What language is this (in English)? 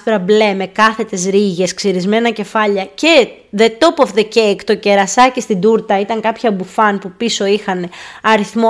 Greek